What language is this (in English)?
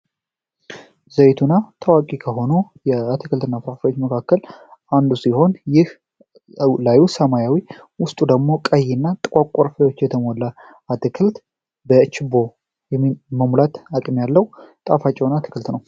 Amharic